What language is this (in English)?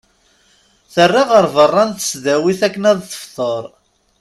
Kabyle